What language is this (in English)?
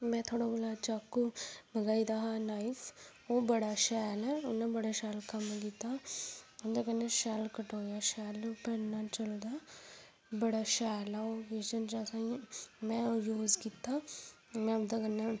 Dogri